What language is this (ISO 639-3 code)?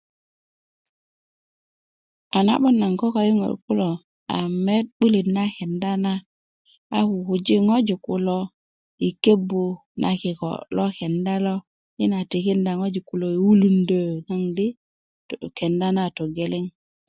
ukv